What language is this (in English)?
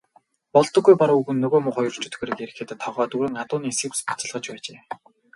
Mongolian